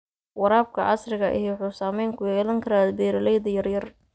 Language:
Somali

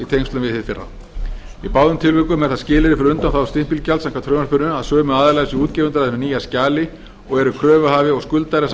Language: Icelandic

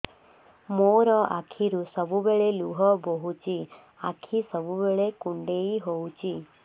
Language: Odia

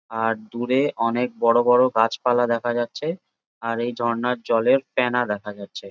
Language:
Bangla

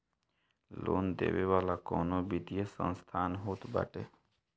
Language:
Bhojpuri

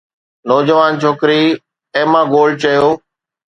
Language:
Sindhi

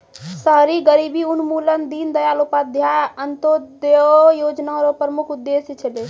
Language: Maithili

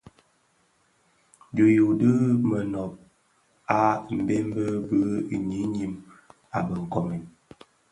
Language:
Bafia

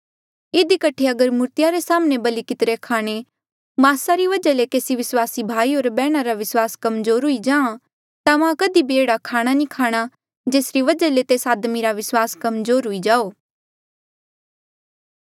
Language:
Mandeali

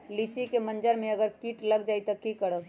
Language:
Magahi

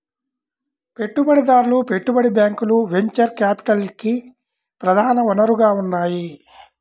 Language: Telugu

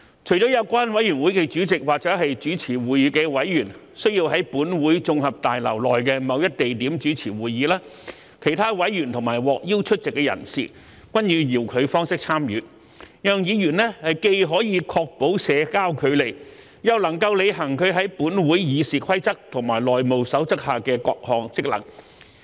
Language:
Cantonese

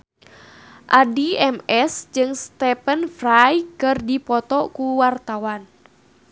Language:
Sundanese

